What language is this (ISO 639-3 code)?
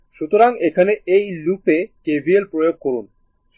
ben